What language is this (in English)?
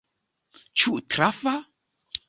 Esperanto